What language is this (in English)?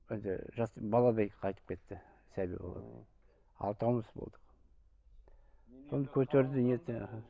Kazakh